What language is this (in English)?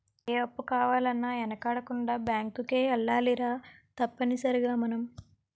Telugu